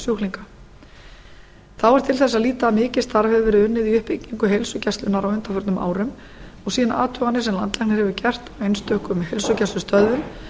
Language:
Icelandic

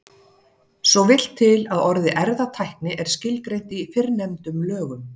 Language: Icelandic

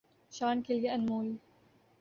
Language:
Urdu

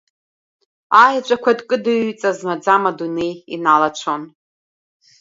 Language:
Abkhazian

